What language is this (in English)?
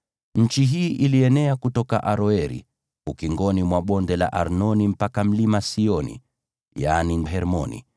Swahili